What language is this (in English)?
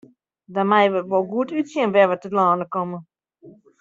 Western Frisian